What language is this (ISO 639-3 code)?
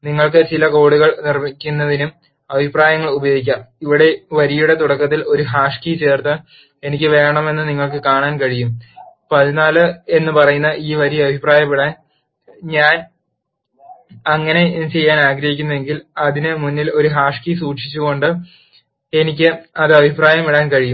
mal